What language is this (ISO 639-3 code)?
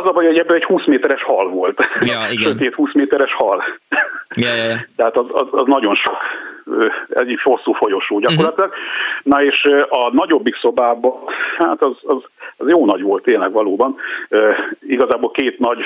hun